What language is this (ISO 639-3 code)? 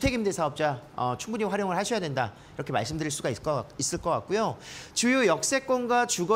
kor